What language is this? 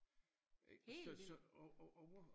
Danish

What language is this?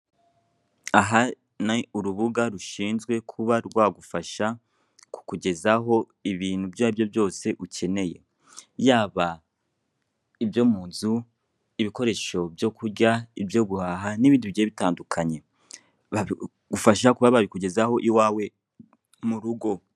Kinyarwanda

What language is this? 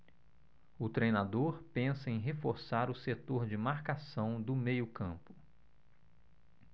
Portuguese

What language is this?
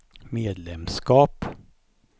Swedish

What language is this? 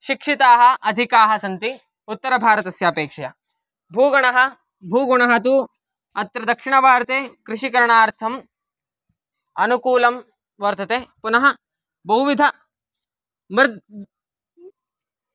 Sanskrit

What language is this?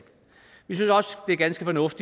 Danish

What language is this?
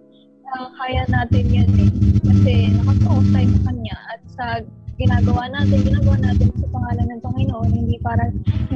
Filipino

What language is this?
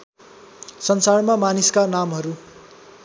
Nepali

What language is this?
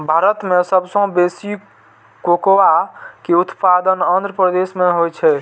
Maithili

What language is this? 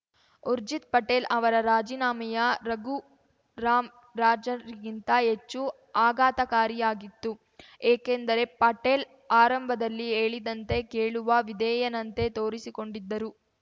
Kannada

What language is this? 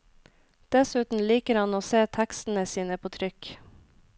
Norwegian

